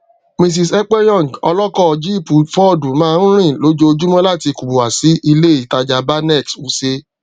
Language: Yoruba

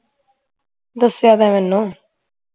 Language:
Punjabi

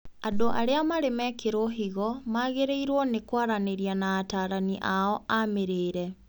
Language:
Kikuyu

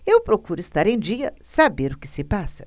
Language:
Portuguese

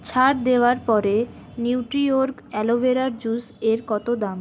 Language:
Bangla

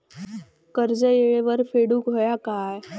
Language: Marathi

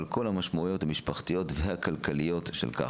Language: Hebrew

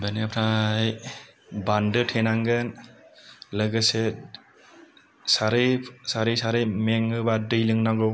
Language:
Bodo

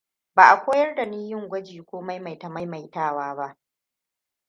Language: Hausa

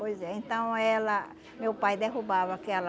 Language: Portuguese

